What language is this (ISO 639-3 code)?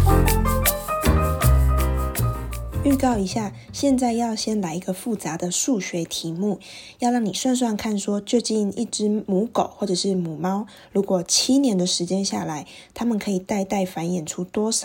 zho